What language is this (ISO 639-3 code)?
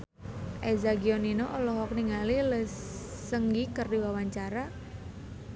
sun